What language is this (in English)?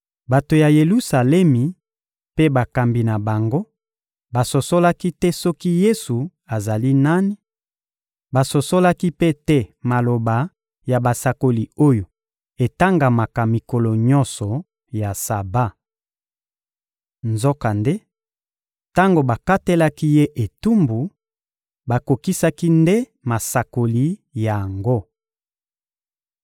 Lingala